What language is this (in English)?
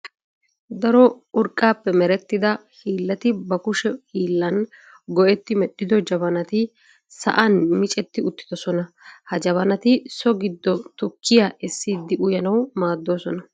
Wolaytta